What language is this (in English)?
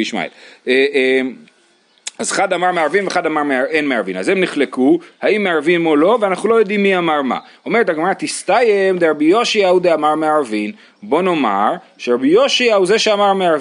Hebrew